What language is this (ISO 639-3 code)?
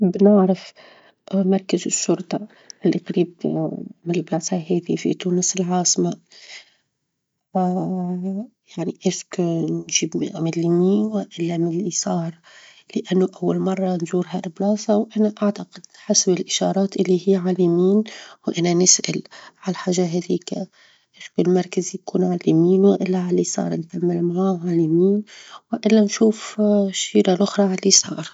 aeb